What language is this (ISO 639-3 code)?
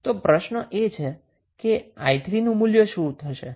guj